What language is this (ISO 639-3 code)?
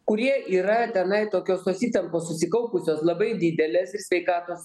lit